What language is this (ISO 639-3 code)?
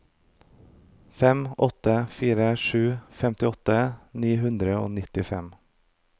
nor